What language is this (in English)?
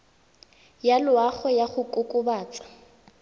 Tswana